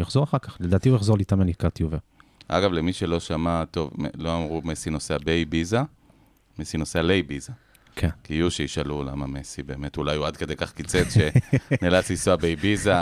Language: Hebrew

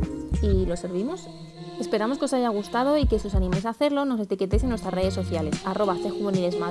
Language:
Spanish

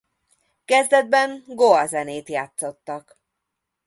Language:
Hungarian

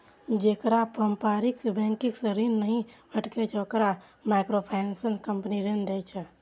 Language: Maithili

